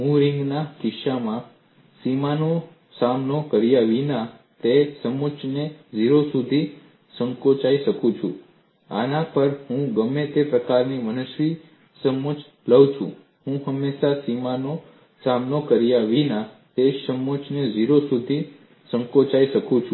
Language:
Gujarati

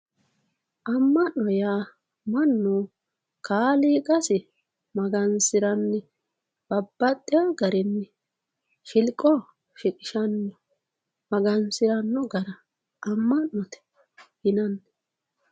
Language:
Sidamo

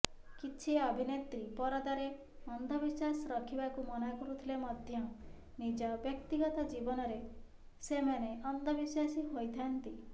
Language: Odia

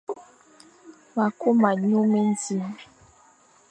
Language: Fang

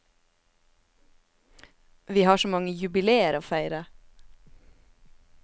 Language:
Norwegian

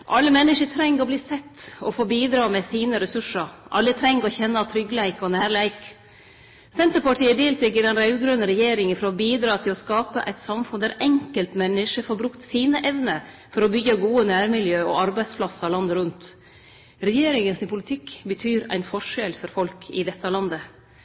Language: Norwegian Nynorsk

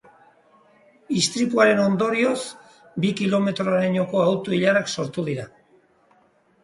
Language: Basque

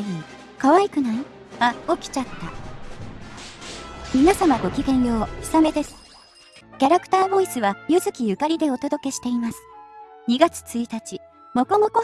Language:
Japanese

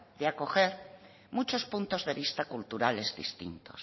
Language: Spanish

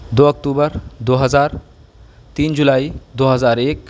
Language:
Urdu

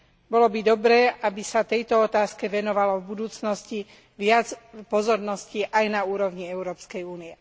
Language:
Slovak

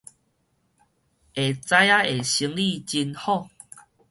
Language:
Min Nan Chinese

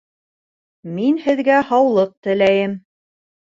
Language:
Bashkir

